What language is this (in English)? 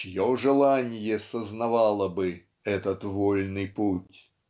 Russian